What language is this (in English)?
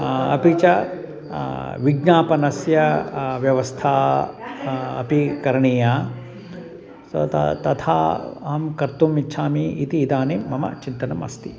Sanskrit